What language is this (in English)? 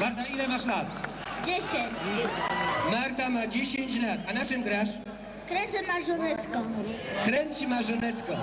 Polish